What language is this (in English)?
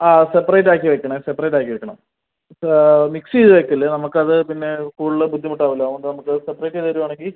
Malayalam